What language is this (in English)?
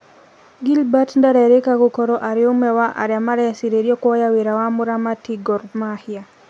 Kikuyu